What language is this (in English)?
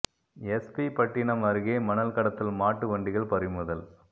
Tamil